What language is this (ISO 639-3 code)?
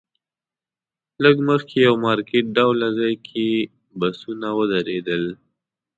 pus